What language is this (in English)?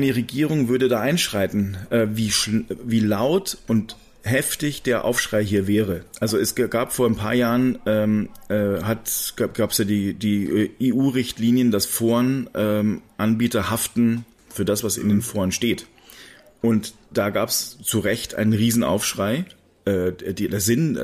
German